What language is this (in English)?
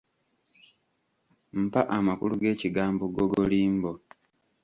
Ganda